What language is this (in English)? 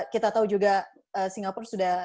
Indonesian